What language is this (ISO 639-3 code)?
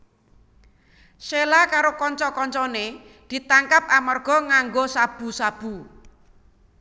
jav